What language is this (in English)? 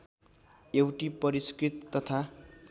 Nepali